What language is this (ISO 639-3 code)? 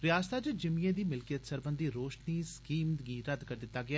doi